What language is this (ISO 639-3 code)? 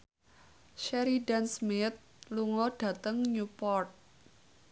jav